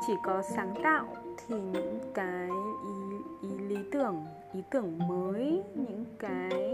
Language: Vietnamese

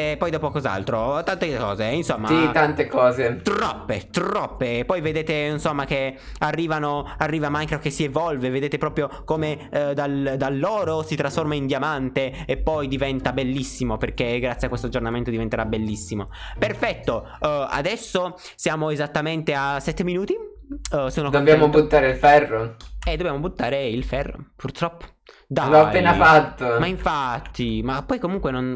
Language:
Italian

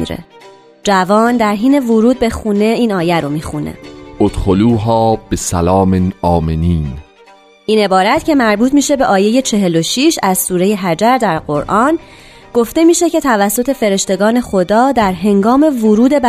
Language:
Persian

